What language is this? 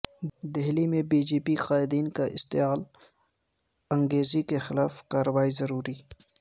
Urdu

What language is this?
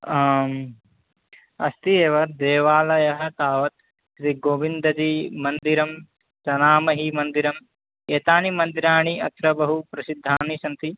Sanskrit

